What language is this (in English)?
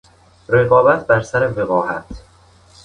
Persian